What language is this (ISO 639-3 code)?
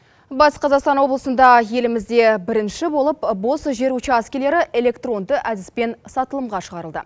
kaz